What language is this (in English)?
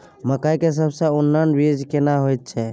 Maithili